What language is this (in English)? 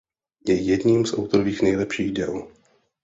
Czech